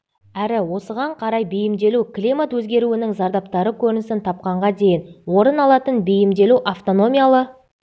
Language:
Kazakh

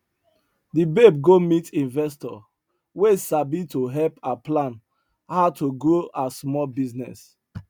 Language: Nigerian Pidgin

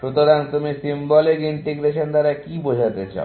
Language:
Bangla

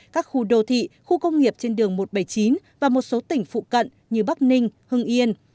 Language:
Vietnamese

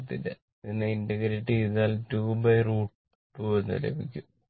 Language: Malayalam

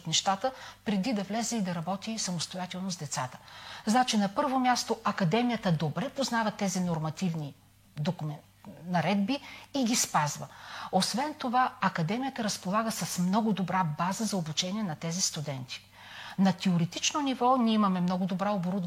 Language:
Bulgarian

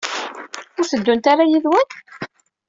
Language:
Kabyle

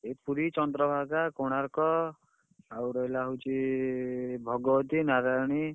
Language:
Odia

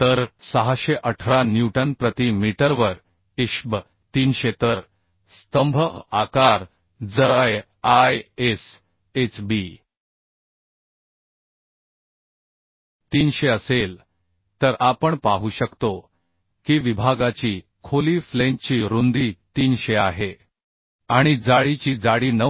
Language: Marathi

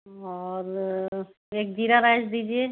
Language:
Hindi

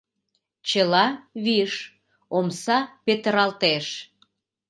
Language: Mari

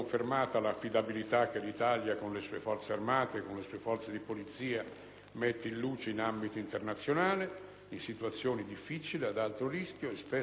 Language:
Italian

